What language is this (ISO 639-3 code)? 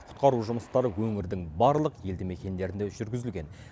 kaz